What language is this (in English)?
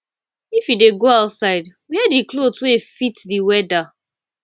Nigerian Pidgin